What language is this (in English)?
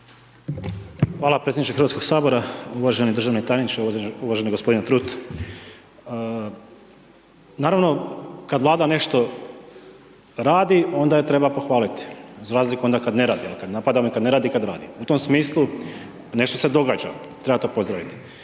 Croatian